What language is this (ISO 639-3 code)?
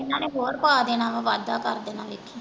pan